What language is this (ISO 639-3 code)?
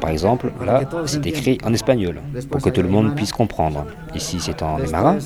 fra